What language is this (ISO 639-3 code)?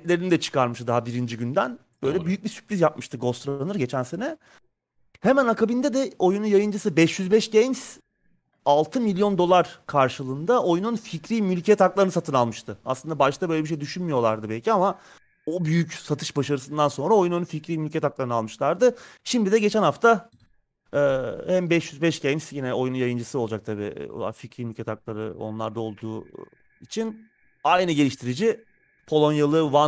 tur